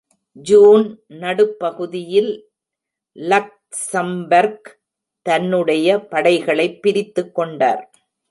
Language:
Tamil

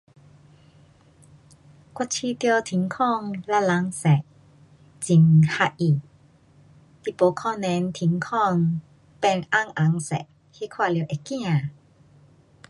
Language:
Pu-Xian Chinese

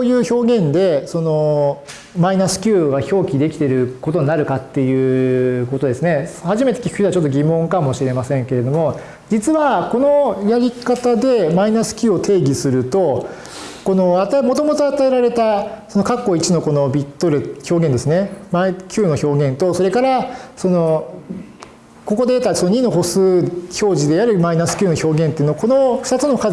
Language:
Japanese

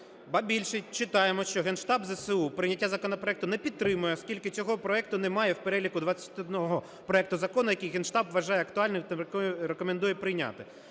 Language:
Ukrainian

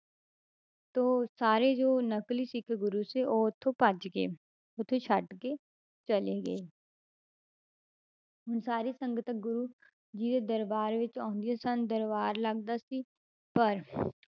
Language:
Punjabi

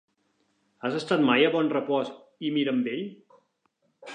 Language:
Catalan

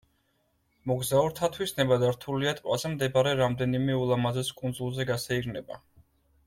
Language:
Georgian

